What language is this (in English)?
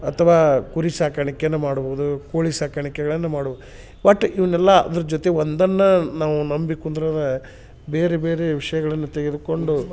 Kannada